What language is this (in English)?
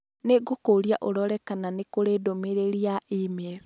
Kikuyu